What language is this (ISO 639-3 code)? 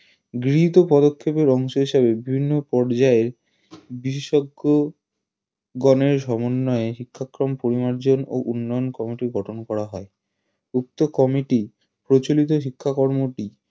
ben